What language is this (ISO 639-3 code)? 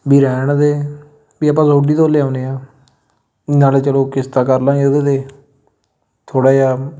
pan